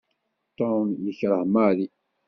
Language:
Kabyle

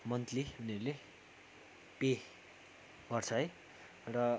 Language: Nepali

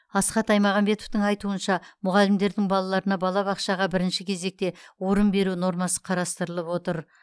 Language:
Kazakh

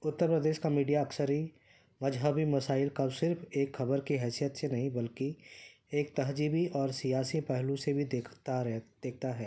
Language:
Urdu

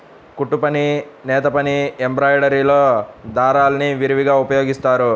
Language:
Telugu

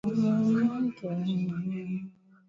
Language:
Swahili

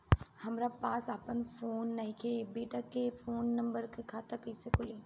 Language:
Bhojpuri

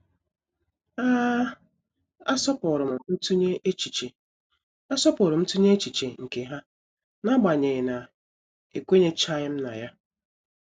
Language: Igbo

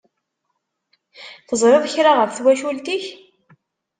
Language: Kabyle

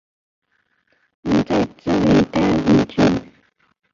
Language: Chinese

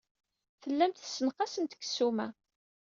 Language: Kabyle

